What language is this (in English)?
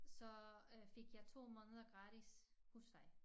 Danish